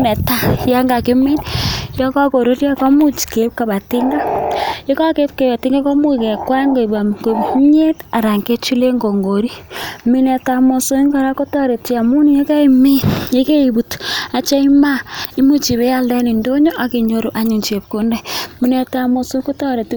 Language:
Kalenjin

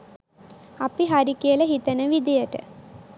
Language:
Sinhala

